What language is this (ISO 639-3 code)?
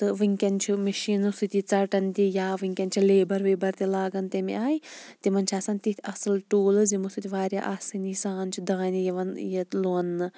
kas